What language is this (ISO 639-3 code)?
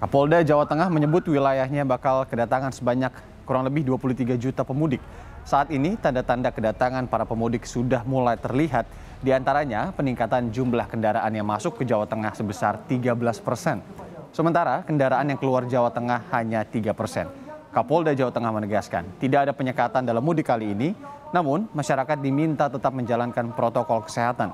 ind